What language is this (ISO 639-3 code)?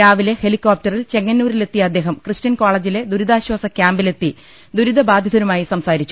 mal